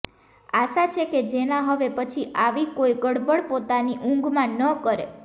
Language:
Gujarati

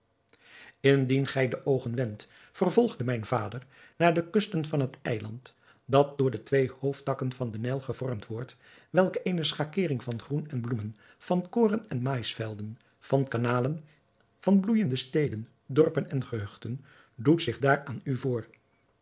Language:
Dutch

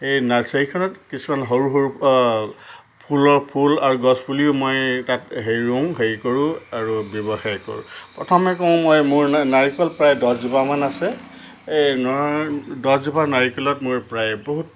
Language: Assamese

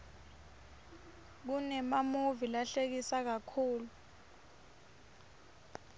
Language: Swati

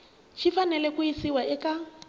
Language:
Tsonga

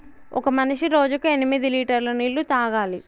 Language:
Telugu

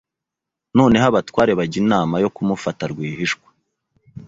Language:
Kinyarwanda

